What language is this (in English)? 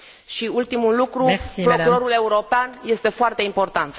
Romanian